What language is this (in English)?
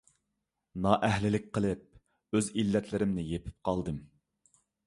Uyghur